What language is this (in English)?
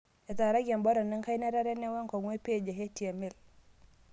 Masai